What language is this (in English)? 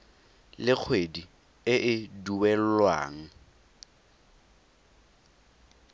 Tswana